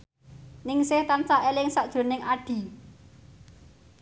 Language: Javanese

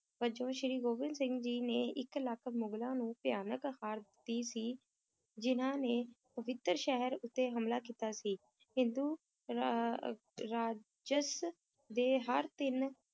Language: Punjabi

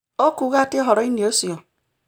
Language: Kikuyu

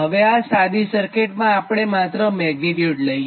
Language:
Gujarati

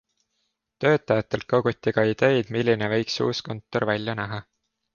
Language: Estonian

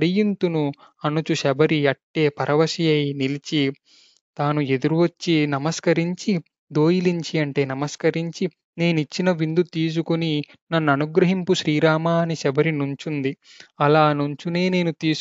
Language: Telugu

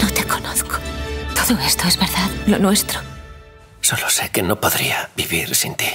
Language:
Spanish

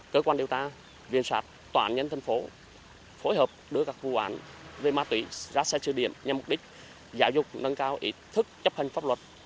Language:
Vietnamese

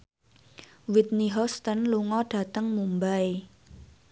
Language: Javanese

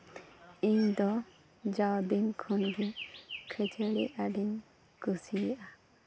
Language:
Santali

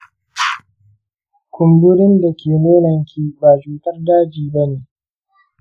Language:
Hausa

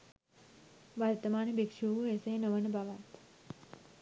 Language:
Sinhala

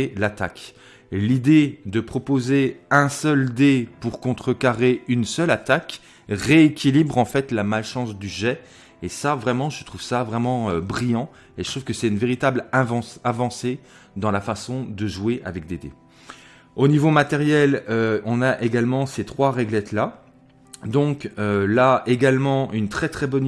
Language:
French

